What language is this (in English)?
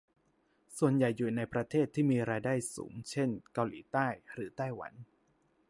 Thai